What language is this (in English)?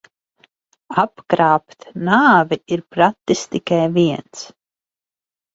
Latvian